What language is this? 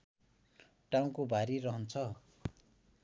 Nepali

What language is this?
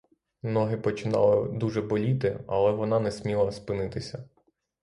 Ukrainian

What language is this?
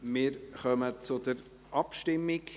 Swiss German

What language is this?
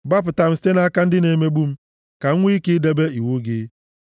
Igbo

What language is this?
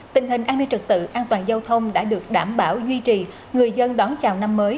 Vietnamese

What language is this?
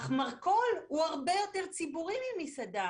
Hebrew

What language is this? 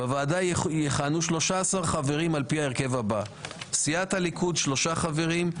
Hebrew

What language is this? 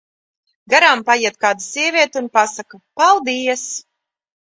Latvian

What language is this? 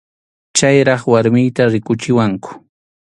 Arequipa-La Unión Quechua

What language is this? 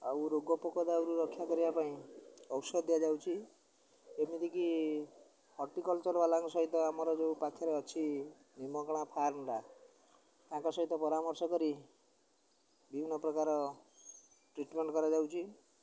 Odia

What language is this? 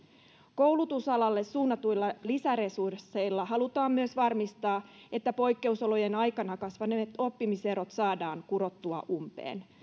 Finnish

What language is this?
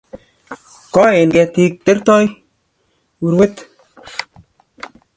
Kalenjin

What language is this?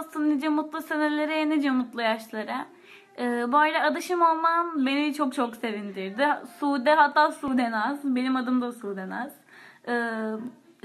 Turkish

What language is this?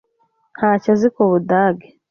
Kinyarwanda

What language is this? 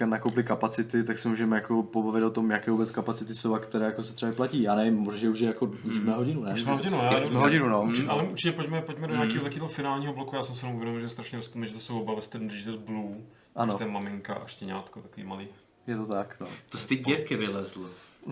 Czech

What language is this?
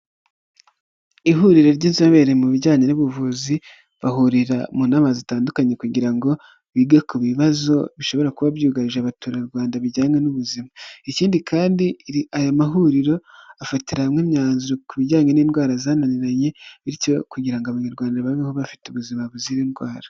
Kinyarwanda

